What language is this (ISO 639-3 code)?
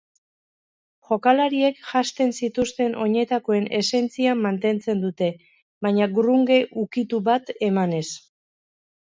eus